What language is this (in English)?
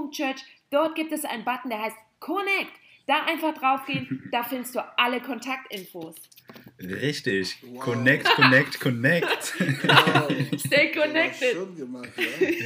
German